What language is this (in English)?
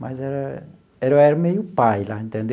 Portuguese